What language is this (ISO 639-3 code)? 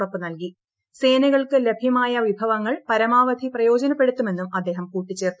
mal